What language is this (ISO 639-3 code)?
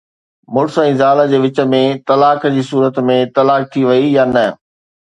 snd